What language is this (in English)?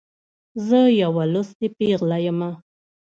Pashto